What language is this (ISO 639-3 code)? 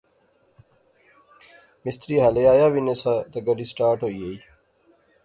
phr